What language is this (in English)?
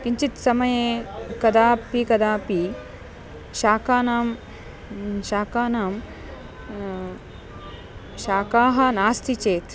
Sanskrit